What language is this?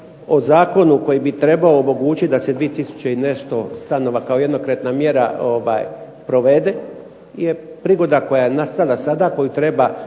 Croatian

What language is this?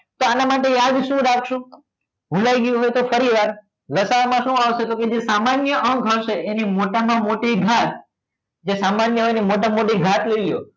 Gujarati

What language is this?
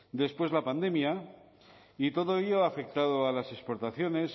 Spanish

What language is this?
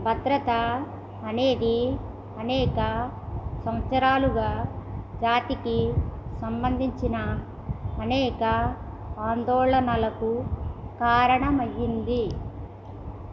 Telugu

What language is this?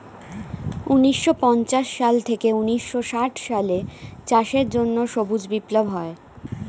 Bangla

